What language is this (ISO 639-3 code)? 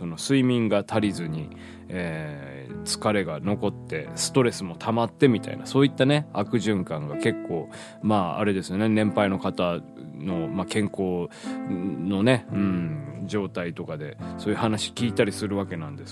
jpn